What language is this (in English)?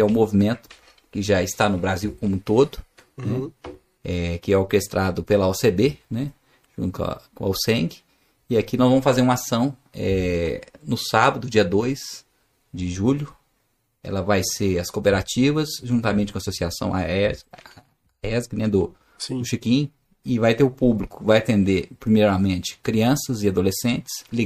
Portuguese